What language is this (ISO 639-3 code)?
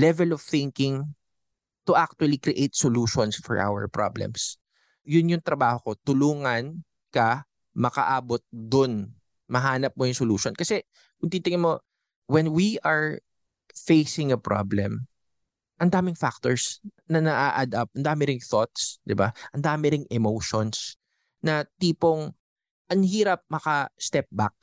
fil